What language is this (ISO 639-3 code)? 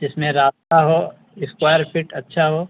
urd